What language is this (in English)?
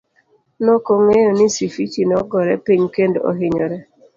Luo (Kenya and Tanzania)